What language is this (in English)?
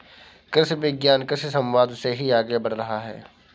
Hindi